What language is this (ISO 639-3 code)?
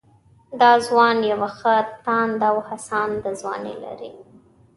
pus